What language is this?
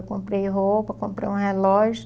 Portuguese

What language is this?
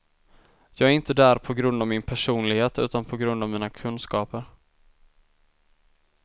Swedish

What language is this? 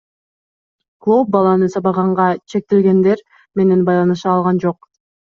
Kyrgyz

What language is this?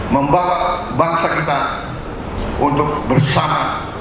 Indonesian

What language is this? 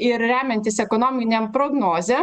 Lithuanian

